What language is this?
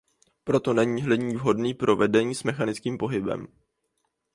Czech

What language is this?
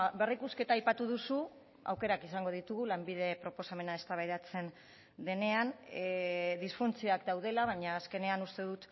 Basque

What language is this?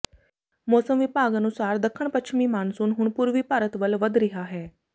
Punjabi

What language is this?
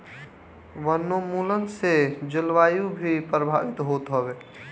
Bhojpuri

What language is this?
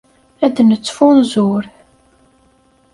Kabyle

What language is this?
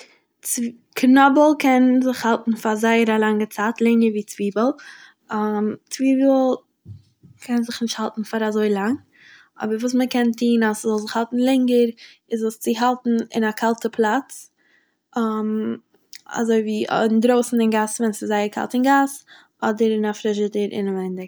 Yiddish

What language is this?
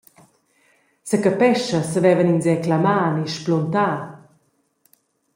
Romansh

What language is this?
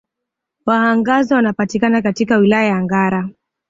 Swahili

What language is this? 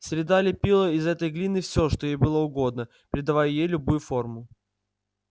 Russian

